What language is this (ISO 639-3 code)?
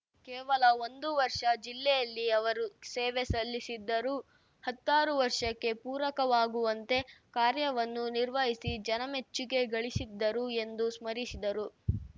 kan